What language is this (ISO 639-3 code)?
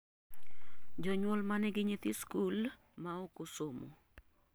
luo